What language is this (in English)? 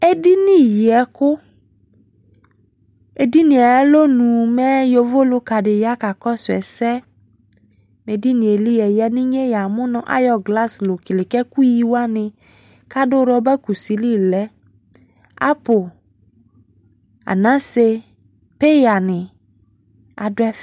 Ikposo